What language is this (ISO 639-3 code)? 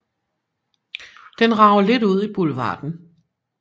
dan